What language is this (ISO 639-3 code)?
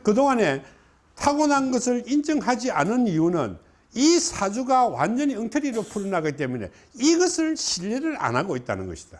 kor